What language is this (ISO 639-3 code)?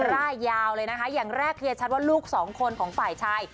tha